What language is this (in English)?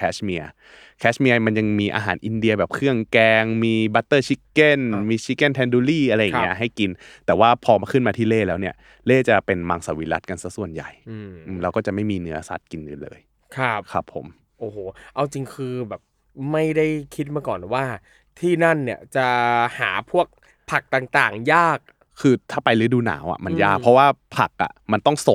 Thai